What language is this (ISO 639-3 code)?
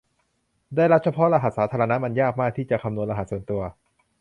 tha